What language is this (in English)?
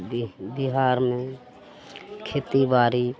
Maithili